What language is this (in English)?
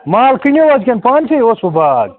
Kashmiri